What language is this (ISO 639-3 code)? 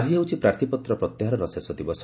ori